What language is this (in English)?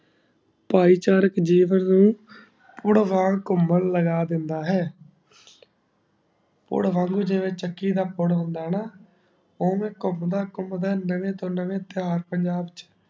Punjabi